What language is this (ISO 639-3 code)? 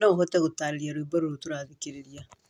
kik